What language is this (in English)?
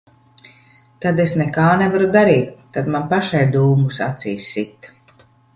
Latvian